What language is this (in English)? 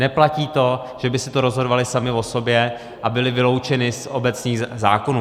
Czech